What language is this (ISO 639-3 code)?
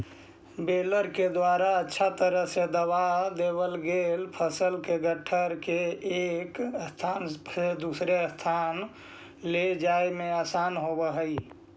mag